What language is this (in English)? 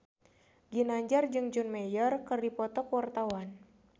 Sundanese